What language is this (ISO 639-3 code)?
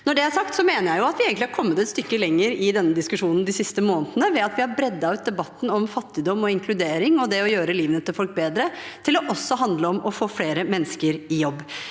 nor